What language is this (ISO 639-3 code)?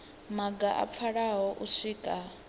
ven